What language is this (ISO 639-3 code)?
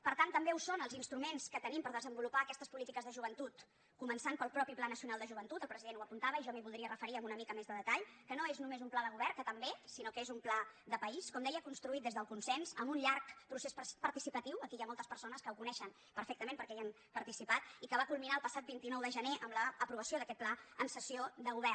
cat